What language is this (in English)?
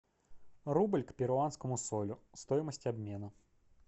Russian